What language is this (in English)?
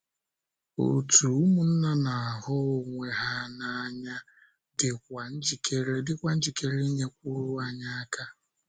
Igbo